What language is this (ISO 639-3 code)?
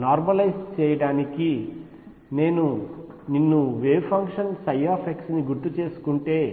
tel